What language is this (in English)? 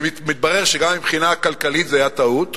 Hebrew